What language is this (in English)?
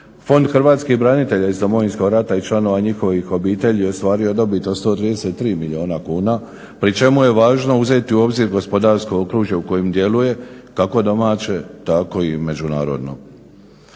Croatian